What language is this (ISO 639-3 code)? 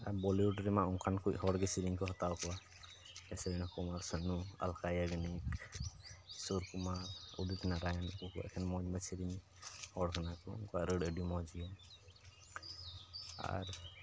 sat